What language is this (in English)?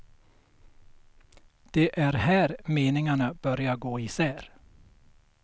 Swedish